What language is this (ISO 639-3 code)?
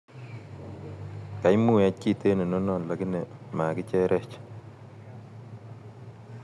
kln